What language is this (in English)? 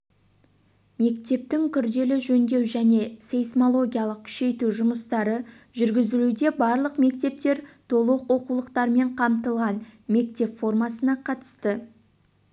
Kazakh